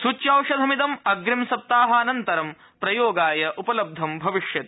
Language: Sanskrit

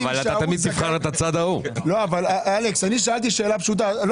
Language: Hebrew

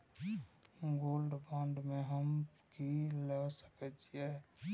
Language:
Maithili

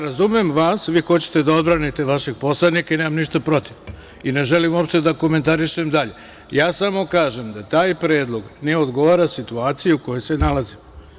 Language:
Serbian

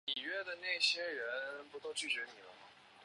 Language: Chinese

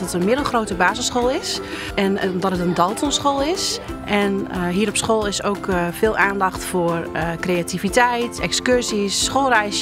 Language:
Dutch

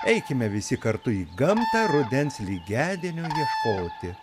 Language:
Lithuanian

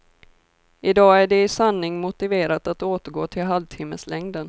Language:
Swedish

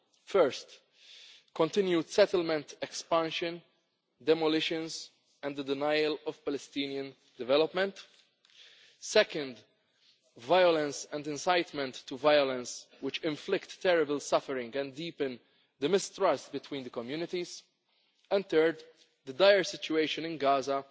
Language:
English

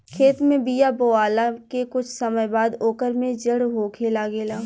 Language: Bhojpuri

